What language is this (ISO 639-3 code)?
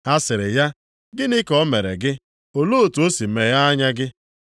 ibo